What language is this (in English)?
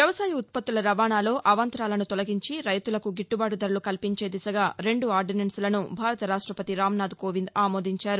Telugu